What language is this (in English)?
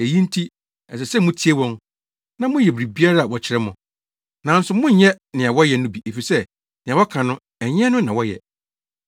Akan